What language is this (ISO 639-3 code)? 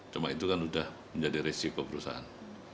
ind